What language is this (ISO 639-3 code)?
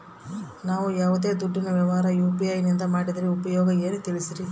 kan